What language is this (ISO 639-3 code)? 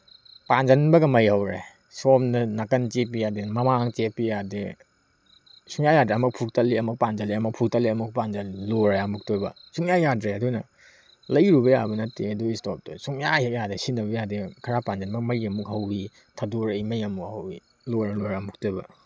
mni